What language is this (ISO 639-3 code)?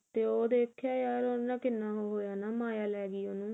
pan